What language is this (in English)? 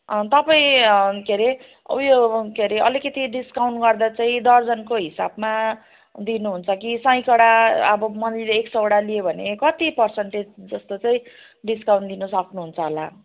Nepali